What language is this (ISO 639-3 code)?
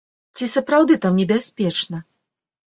bel